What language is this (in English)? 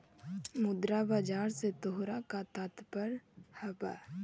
Magahi